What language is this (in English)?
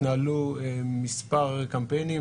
Hebrew